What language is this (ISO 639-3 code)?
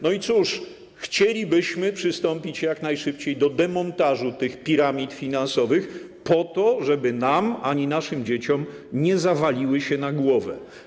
pol